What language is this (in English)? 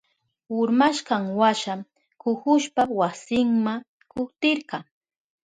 Southern Pastaza Quechua